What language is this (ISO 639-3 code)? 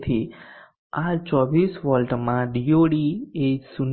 guj